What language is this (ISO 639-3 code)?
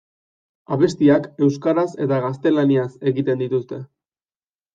eus